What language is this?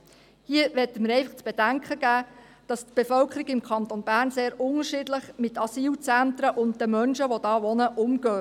Swiss German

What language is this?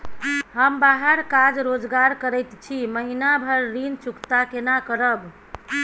Maithili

